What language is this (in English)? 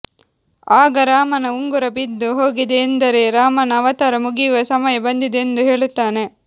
Kannada